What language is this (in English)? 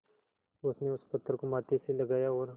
Hindi